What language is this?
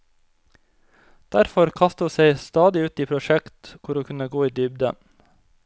Norwegian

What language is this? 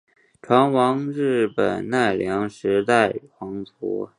Chinese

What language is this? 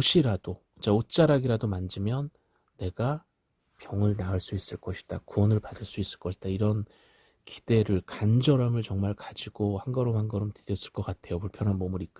Korean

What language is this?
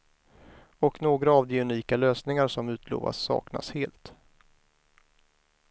Swedish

